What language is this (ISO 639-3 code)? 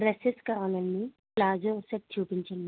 tel